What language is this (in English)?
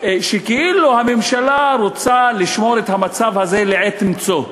Hebrew